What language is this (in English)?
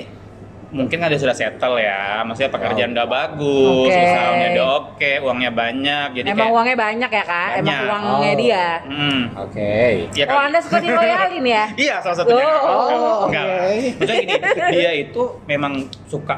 Indonesian